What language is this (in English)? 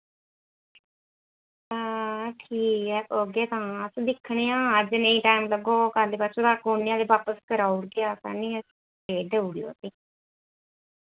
Dogri